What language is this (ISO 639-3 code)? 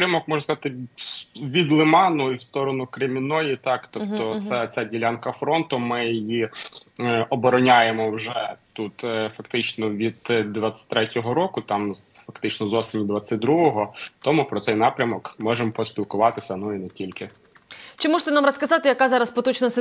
ukr